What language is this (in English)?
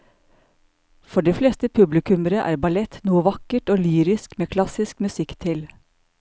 Norwegian